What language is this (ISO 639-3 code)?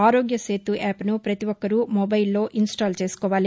tel